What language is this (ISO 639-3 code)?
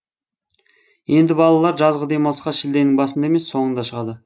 kaz